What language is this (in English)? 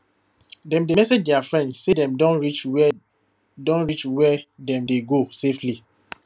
Nigerian Pidgin